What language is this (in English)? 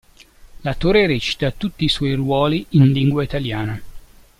Italian